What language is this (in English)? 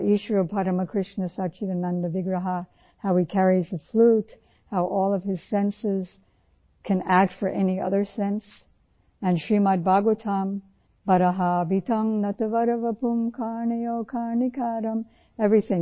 Urdu